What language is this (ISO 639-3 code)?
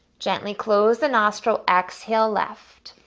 eng